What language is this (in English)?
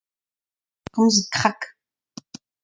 Breton